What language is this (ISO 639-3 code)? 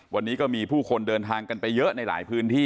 tha